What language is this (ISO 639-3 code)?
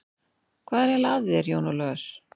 isl